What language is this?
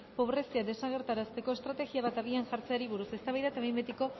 Basque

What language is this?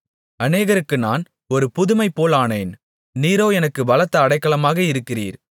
Tamil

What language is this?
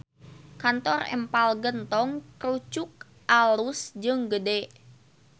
Sundanese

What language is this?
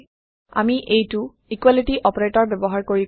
Assamese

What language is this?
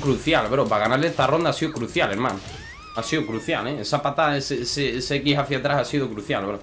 Spanish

